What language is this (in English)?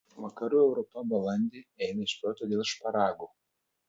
Lithuanian